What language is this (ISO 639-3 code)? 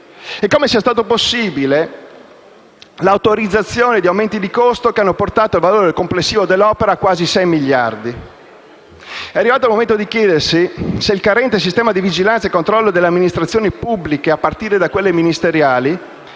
ita